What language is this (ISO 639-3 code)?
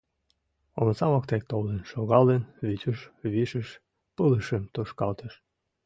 chm